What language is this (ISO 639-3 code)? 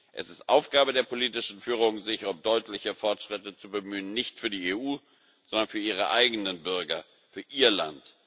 deu